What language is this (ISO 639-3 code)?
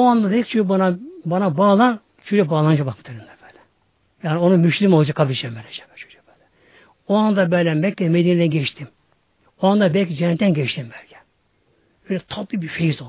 tur